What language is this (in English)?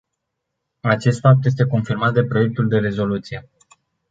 Romanian